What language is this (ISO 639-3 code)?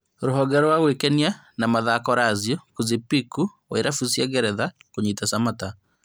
kik